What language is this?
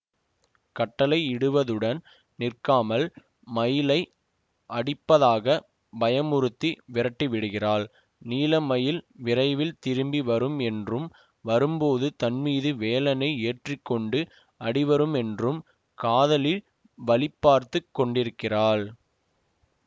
Tamil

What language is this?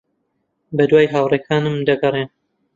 Central Kurdish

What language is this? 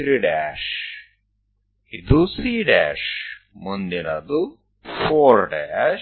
Gujarati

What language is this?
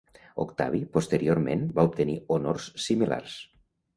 Catalan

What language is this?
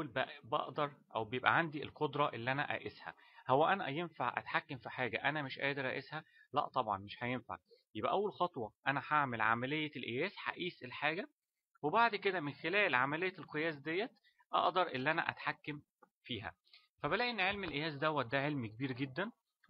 Arabic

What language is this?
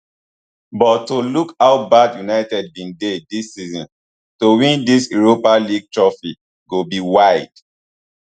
Nigerian Pidgin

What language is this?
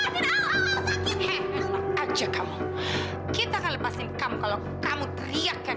Indonesian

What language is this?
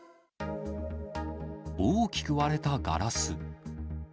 Japanese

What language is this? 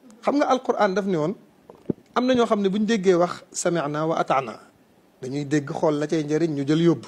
Arabic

